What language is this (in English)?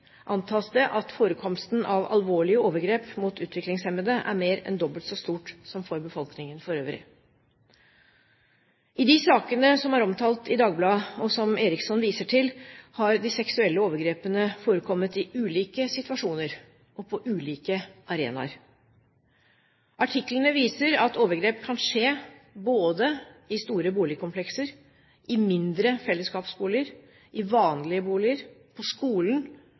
Norwegian Bokmål